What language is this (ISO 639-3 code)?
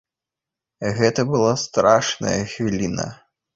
bel